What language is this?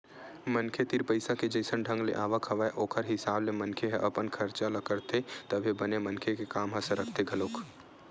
Chhattisgarhi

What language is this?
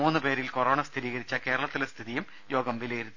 Malayalam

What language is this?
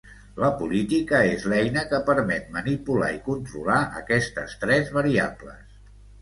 Catalan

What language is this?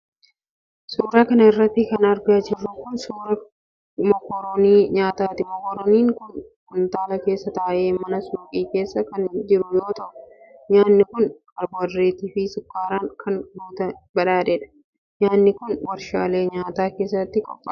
Oromo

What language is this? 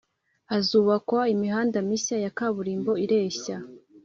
Kinyarwanda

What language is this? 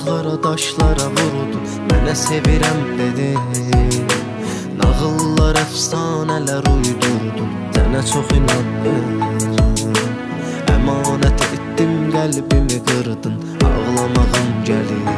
Turkish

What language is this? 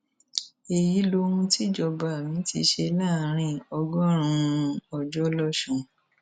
Yoruba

